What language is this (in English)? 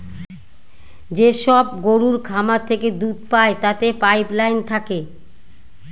Bangla